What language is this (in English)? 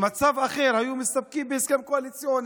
Hebrew